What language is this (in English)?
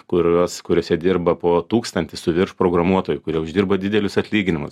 Lithuanian